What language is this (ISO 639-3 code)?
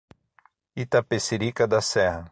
por